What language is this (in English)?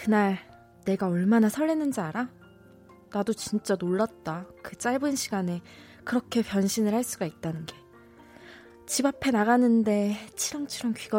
Korean